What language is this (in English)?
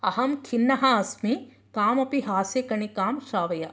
Sanskrit